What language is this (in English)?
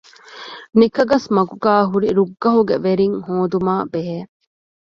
Divehi